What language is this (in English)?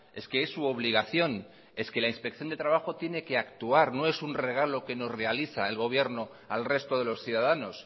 Spanish